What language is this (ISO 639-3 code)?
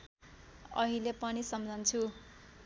nep